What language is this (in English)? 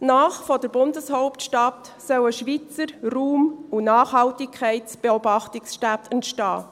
Swiss German